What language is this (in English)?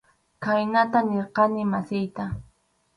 Arequipa-La Unión Quechua